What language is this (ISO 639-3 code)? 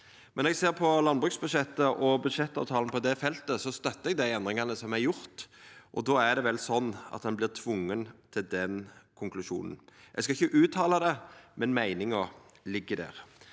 nor